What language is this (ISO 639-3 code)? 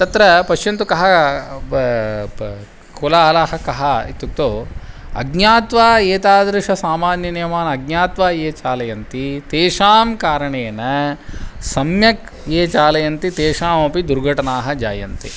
san